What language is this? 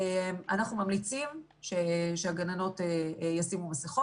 Hebrew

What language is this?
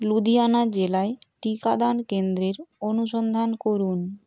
Bangla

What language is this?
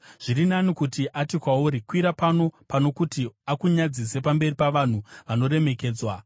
Shona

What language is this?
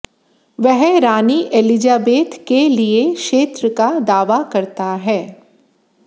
Hindi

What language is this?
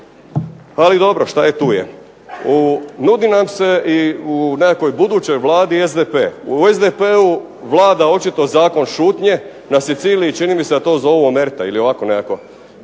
Croatian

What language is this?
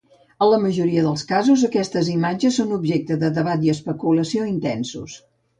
Catalan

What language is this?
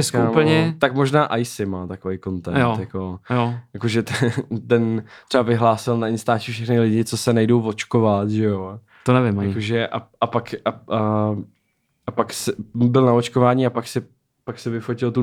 Czech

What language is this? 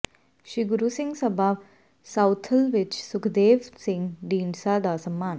Punjabi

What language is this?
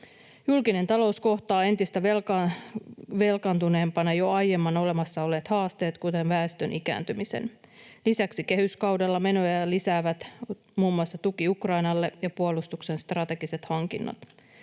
Finnish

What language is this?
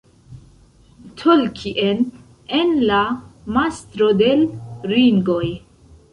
Esperanto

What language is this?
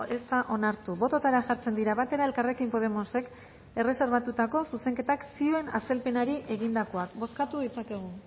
Basque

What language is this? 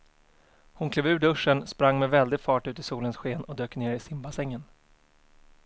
Swedish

